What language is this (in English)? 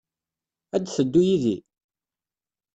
Kabyle